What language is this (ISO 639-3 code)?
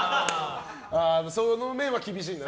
jpn